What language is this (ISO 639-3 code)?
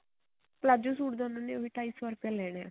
pan